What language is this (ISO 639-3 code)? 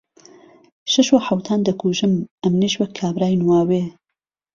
ckb